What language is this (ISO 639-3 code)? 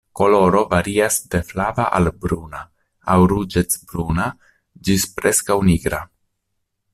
epo